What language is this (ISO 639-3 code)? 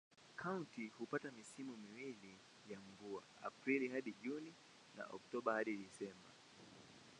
swa